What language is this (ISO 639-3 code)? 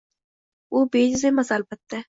uzb